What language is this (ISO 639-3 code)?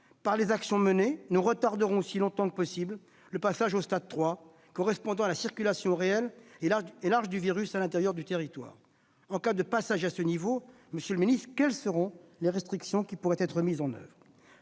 fra